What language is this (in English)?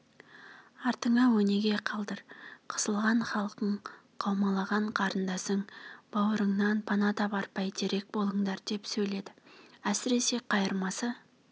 Kazakh